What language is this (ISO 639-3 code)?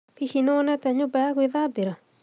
kik